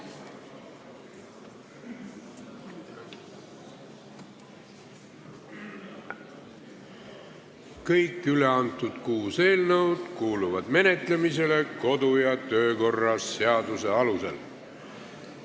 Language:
Estonian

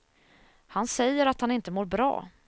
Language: Swedish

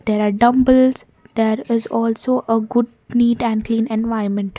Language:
English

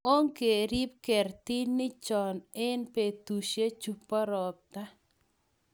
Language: Kalenjin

